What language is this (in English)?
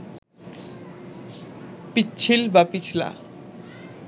Bangla